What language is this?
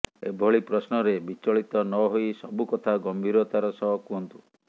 Odia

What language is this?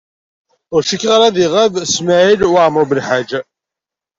Kabyle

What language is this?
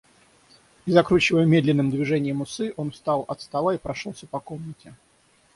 Russian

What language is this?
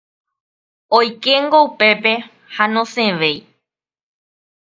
Guarani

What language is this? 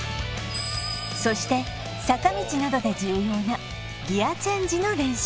Japanese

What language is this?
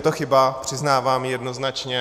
Czech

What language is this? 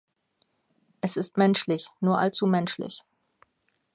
German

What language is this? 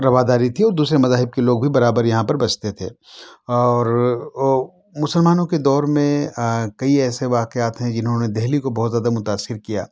Urdu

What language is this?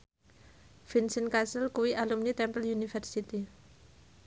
Javanese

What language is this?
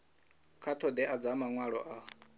Venda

